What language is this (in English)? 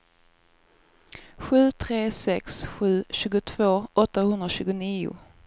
Swedish